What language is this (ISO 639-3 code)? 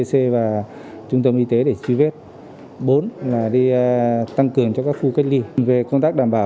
vie